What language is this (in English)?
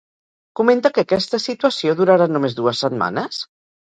Catalan